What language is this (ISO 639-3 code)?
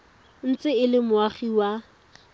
tsn